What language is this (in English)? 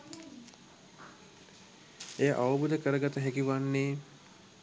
Sinhala